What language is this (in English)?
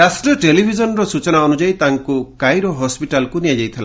Odia